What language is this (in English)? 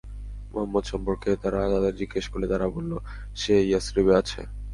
Bangla